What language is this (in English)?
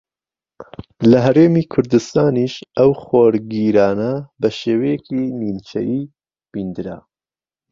Central Kurdish